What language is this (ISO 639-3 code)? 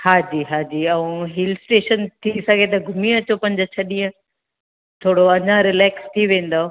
snd